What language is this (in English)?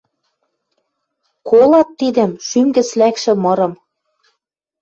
Western Mari